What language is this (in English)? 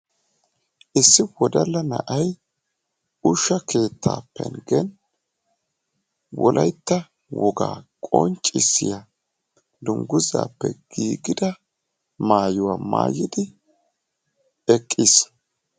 Wolaytta